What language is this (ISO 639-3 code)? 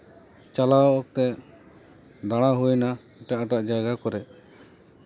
sat